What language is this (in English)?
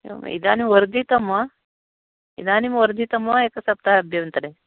Sanskrit